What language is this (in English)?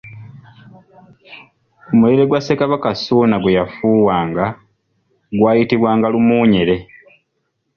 Ganda